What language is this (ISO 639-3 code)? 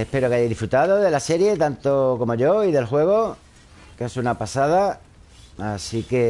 spa